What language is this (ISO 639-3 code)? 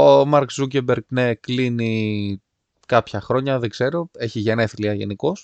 ell